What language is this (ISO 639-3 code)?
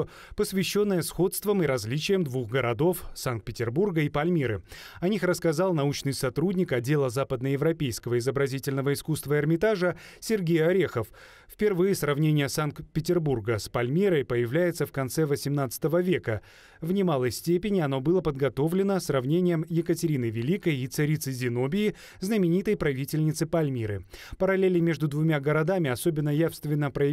rus